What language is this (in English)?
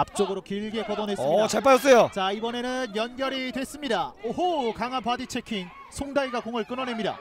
Korean